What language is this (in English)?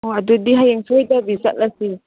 Manipuri